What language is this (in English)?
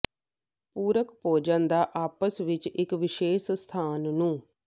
Punjabi